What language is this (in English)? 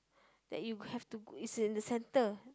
English